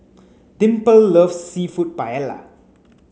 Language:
English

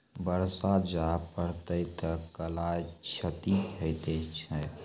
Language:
Maithili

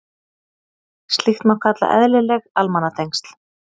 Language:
Icelandic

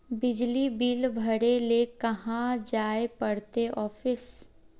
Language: Magahi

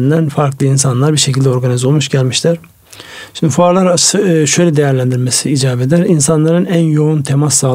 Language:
Turkish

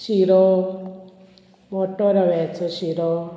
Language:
Konkani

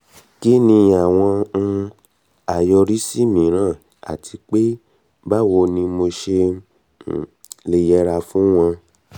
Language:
Yoruba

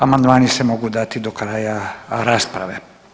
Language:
Croatian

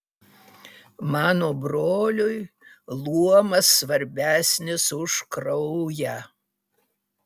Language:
Lithuanian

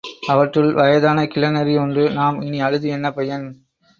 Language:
Tamil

